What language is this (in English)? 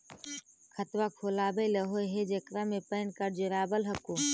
Magahi